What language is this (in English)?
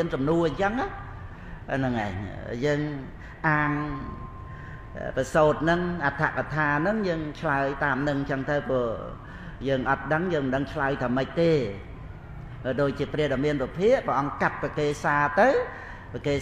Vietnamese